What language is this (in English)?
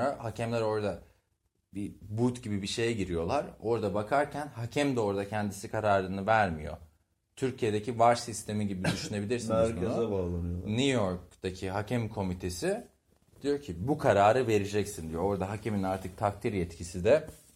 Turkish